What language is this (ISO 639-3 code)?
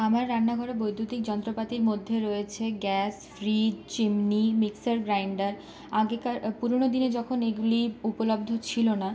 ben